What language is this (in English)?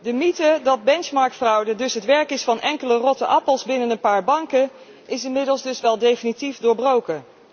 Dutch